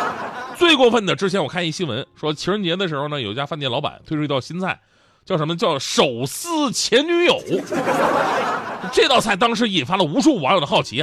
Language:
Chinese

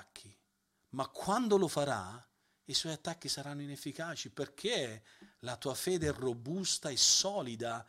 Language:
Italian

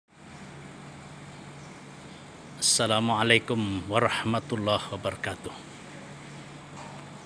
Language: Indonesian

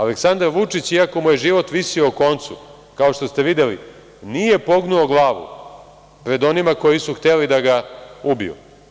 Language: Serbian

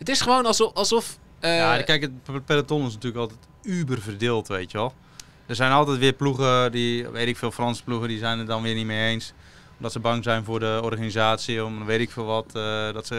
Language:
Dutch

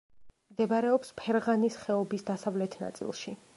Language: Georgian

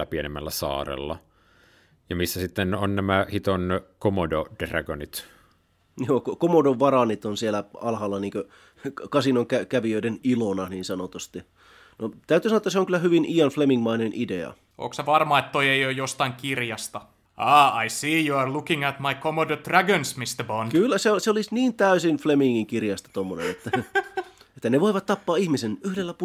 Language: Finnish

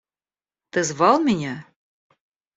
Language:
Russian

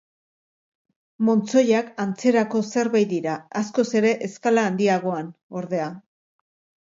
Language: Basque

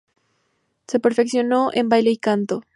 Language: Spanish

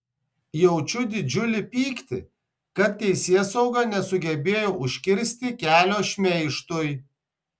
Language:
Lithuanian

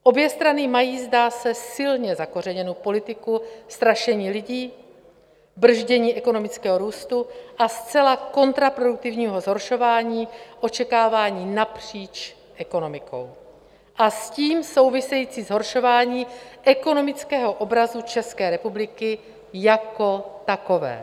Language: Czech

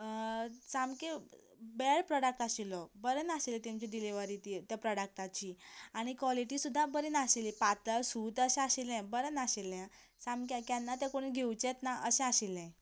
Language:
Konkani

